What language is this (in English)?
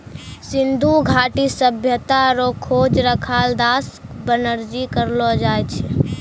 Maithili